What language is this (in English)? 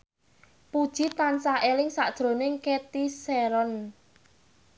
Javanese